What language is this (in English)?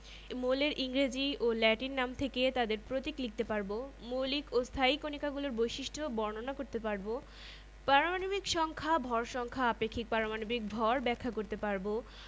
Bangla